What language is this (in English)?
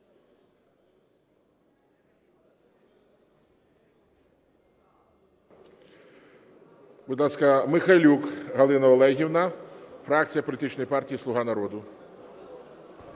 Ukrainian